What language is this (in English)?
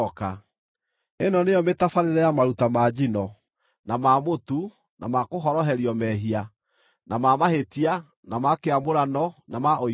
Kikuyu